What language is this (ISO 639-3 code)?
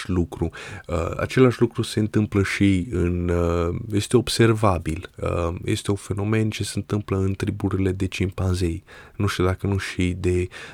ron